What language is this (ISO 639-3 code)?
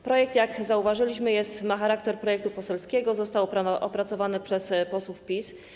pol